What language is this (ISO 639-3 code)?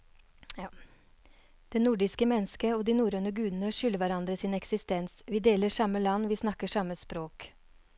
nor